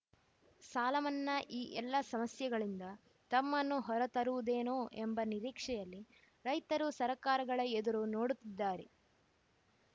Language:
Kannada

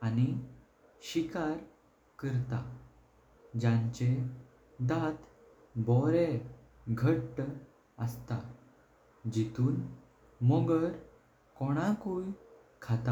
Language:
Konkani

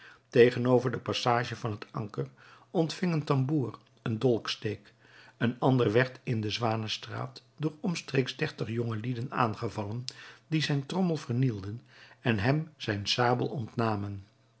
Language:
Dutch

